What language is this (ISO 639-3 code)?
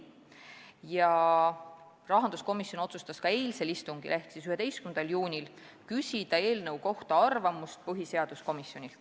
est